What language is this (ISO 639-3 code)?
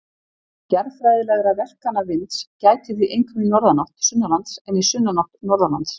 isl